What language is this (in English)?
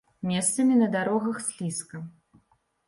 Belarusian